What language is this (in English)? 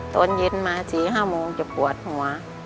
Thai